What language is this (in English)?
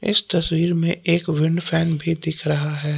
Hindi